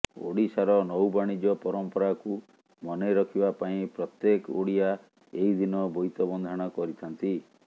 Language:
Odia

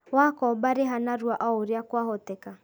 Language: Kikuyu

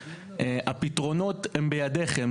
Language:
Hebrew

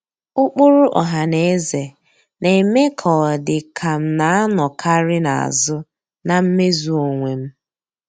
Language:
Igbo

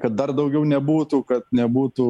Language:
Lithuanian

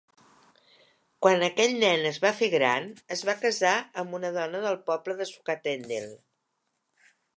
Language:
Catalan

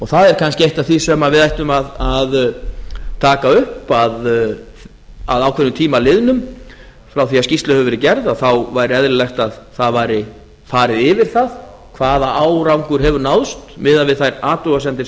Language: Icelandic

